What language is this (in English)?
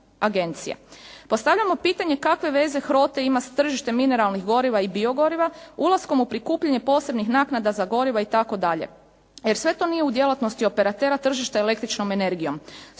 Croatian